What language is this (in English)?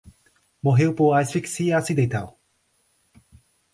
Portuguese